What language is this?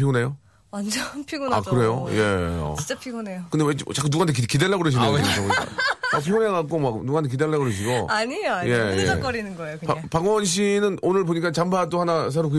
Korean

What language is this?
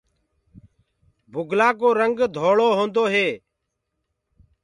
Gurgula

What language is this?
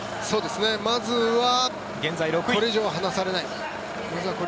Japanese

